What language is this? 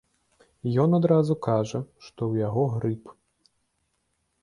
Belarusian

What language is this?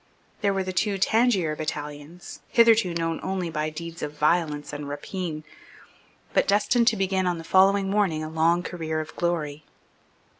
English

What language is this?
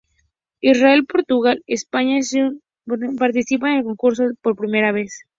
Spanish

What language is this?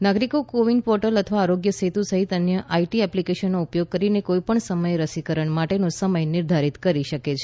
Gujarati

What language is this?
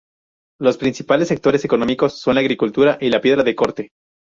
Spanish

